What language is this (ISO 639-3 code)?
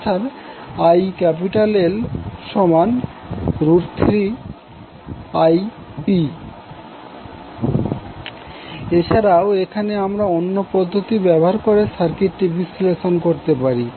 ben